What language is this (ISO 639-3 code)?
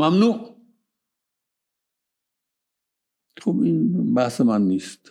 fas